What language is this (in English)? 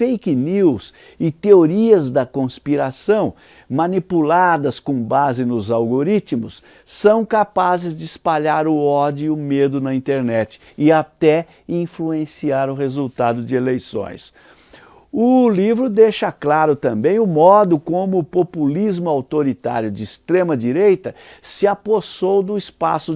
Portuguese